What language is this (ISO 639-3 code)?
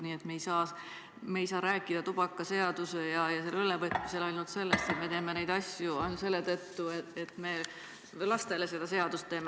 est